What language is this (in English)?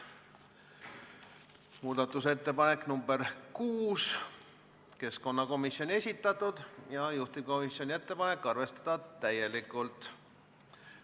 Estonian